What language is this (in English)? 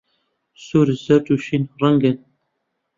Central Kurdish